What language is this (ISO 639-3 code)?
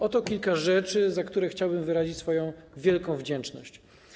pol